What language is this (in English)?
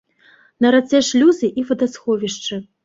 Belarusian